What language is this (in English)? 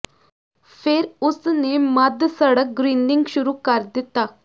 Punjabi